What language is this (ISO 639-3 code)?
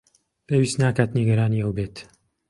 ckb